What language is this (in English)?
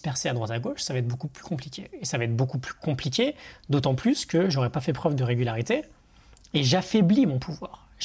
French